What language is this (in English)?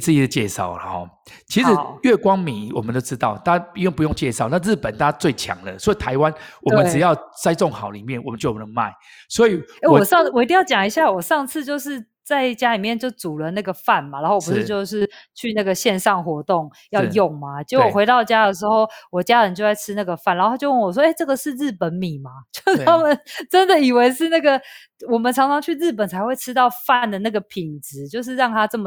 Chinese